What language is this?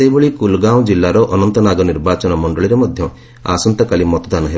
Odia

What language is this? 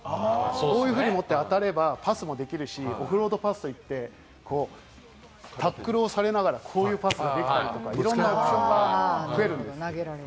Japanese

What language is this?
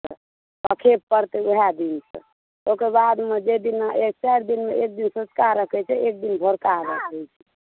Maithili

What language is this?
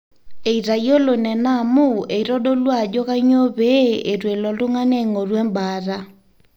Masai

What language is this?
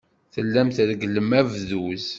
Kabyle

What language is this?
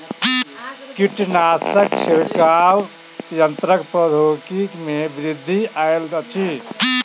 Maithili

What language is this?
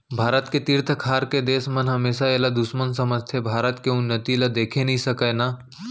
Chhattisgarhi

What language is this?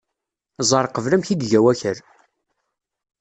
Kabyle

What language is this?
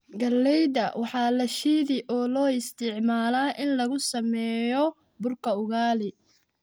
Somali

